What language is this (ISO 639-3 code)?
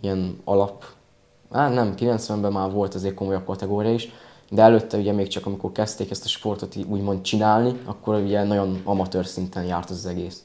hun